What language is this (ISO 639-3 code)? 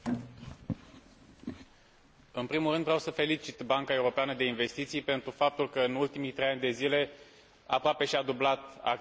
ron